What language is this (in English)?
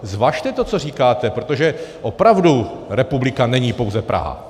Czech